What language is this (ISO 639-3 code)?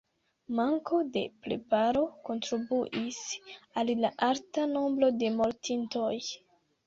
epo